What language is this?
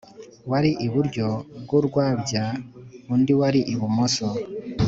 Kinyarwanda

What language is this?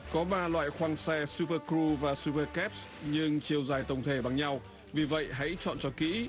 Vietnamese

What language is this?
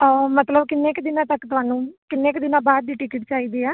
Punjabi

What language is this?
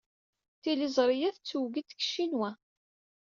Kabyle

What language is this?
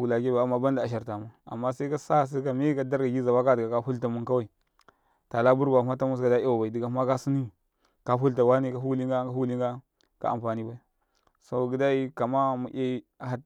Karekare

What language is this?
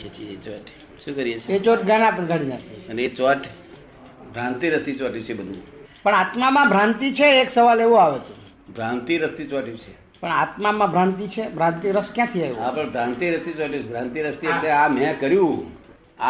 Gujarati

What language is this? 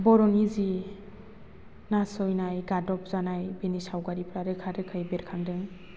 Bodo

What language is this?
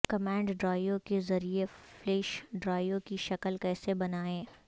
Urdu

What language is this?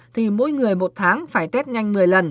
Vietnamese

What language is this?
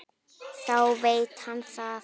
Icelandic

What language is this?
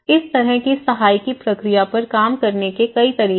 Hindi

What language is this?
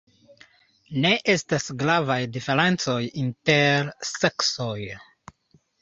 Esperanto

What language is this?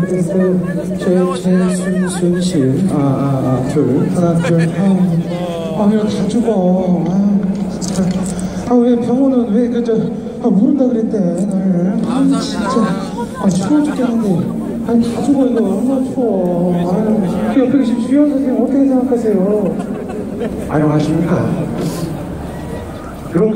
Korean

